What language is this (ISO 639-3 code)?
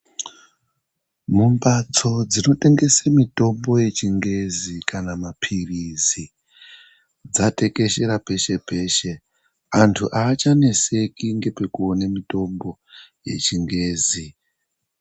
ndc